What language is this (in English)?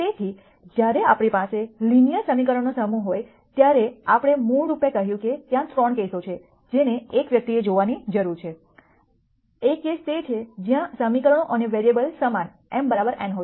Gujarati